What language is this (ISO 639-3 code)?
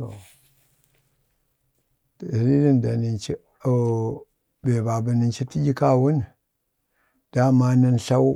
bde